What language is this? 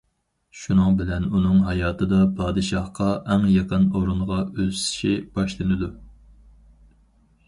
Uyghur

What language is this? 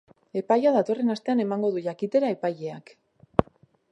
Basque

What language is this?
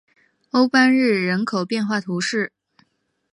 Chinese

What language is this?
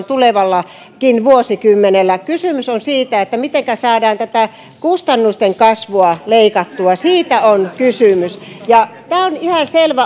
Finnish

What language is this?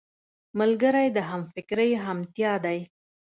Pashto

